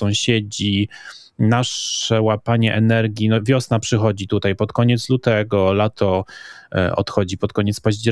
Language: Polish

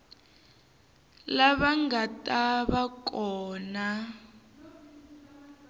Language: Tsonga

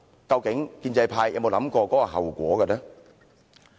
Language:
Cantonese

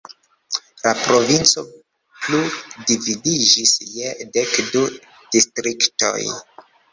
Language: Esperanto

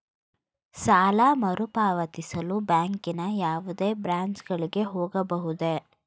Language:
Kannada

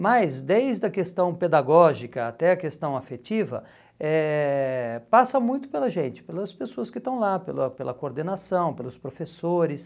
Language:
Portuguese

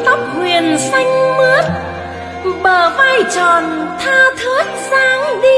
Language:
Vietnamese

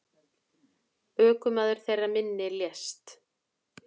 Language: Icelandic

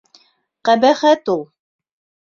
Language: Bashkir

